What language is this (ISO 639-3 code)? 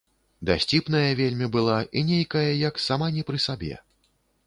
bel